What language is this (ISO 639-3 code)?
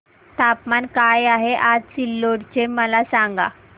mar